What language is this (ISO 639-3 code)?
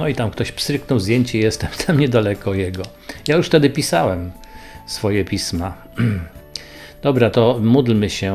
pol